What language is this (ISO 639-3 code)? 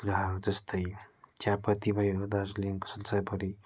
nep